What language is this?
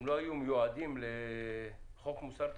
Hebrew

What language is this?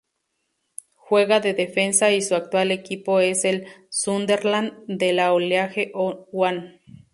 Spanish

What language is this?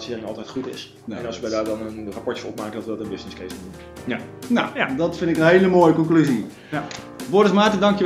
Dutch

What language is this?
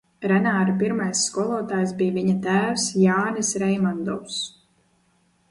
Latvian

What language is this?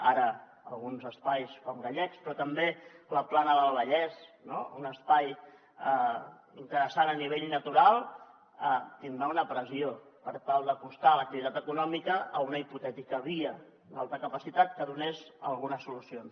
Catalan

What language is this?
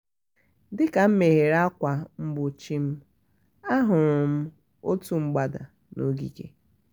Igbo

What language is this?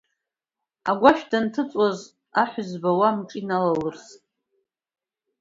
Abkhazian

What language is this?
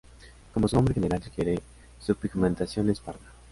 Spanish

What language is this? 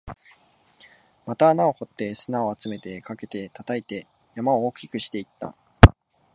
Japanese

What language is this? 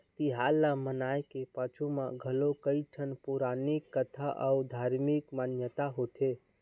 Chhattisgarhi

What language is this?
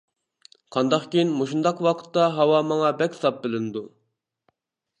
Uyghur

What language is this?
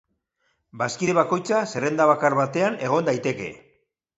Basque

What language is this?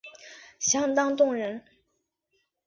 Chinese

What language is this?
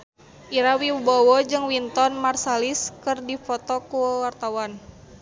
Sundanese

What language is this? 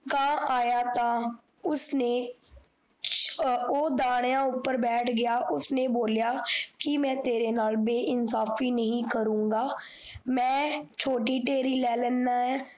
Punjabi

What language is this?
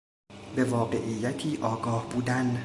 Persian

